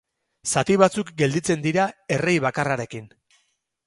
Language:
Basque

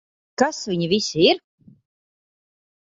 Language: Latvian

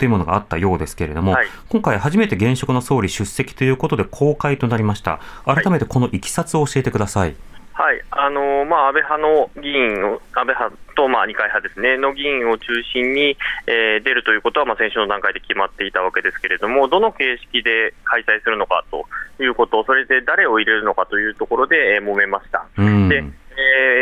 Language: Japanese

